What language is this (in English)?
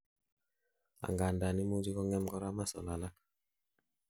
Kalenjin